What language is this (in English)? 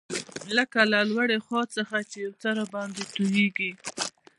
Pashto